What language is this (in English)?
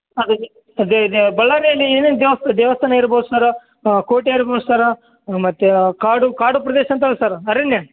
Kannada